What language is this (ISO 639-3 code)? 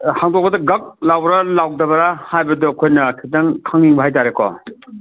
mni